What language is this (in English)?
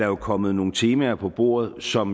Danish